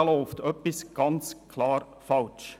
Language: Swiss German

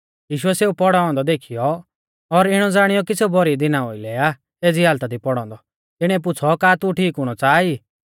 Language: Mahasu Pahari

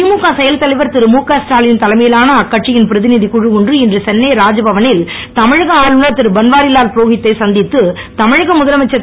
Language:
Tamil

